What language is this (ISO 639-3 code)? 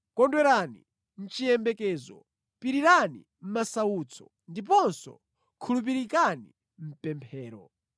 nya